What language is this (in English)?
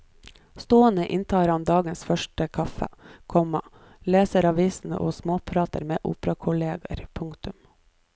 Norwegian